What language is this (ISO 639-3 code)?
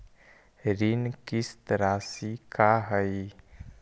mag